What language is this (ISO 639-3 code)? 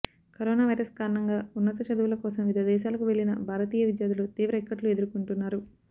tel